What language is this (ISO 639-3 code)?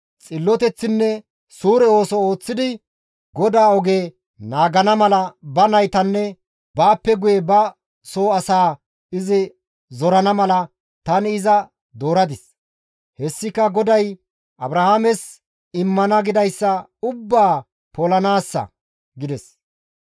gmv